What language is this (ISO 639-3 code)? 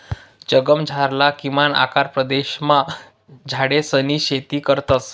mar